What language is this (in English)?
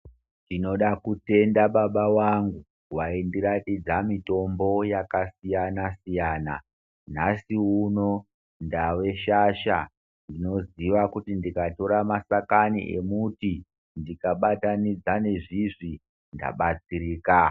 Ndau